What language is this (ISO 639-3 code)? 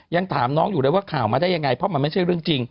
tha